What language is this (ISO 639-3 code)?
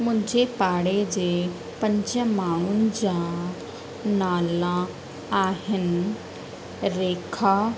snd